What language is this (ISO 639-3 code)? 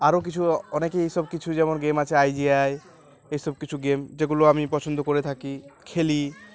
ben